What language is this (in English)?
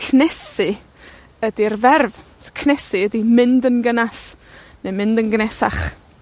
Welsh